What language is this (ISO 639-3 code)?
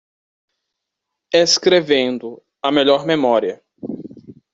por